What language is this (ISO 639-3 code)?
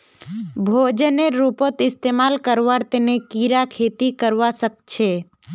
mag